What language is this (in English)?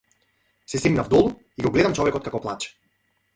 Macedonian